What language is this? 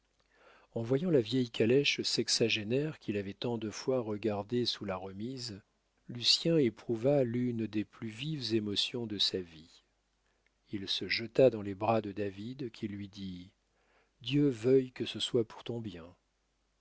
French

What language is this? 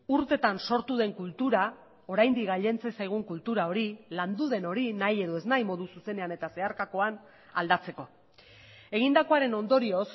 Basque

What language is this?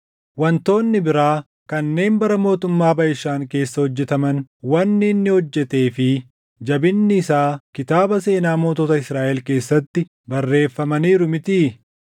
Oromo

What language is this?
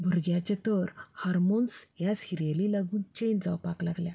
Konkani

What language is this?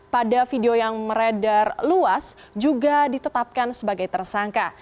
Indonesian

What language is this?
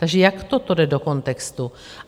Czech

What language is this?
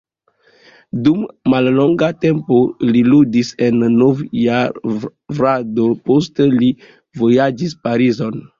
Esperanto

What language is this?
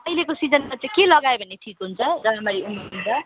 Nepali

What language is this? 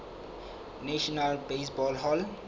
Southern Sotho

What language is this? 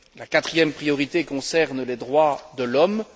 French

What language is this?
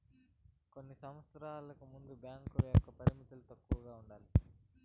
Telugu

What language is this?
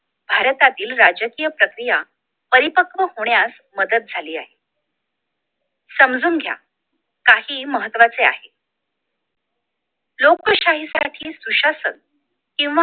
Marathi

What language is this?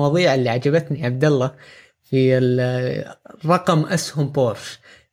Arabic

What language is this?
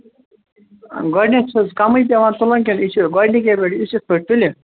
Kashmiri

